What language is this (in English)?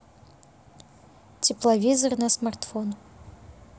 Russian